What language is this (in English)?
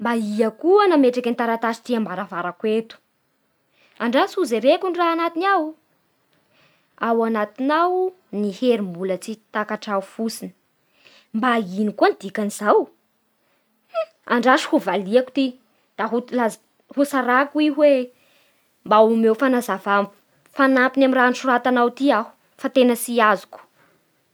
Bara Malagasy